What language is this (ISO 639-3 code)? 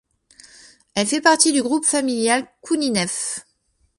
fra